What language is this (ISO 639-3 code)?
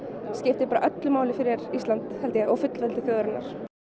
isl